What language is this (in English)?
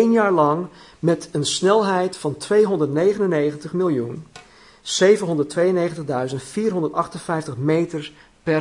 Dutch